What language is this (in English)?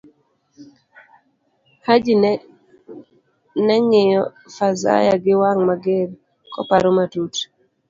Luo (Kenya and Tanzania)